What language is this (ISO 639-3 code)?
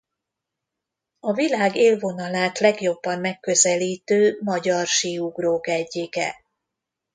hun